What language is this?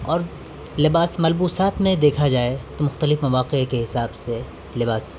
Urdu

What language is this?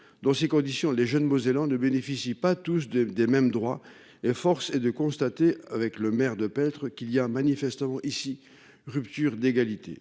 French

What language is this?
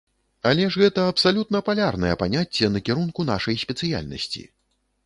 Belarusian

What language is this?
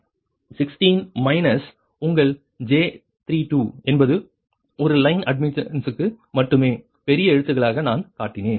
Tamil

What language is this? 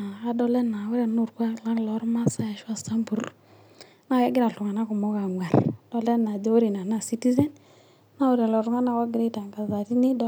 Masai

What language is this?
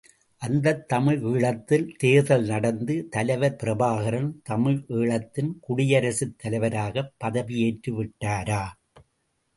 Tamil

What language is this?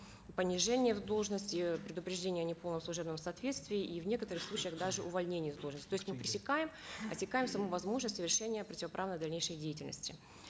Kazakh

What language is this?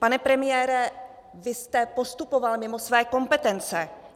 Czech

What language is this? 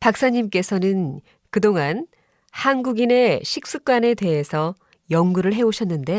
Korean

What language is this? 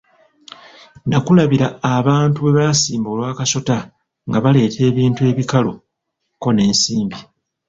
Ganda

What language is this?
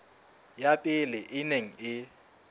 Southern Sotho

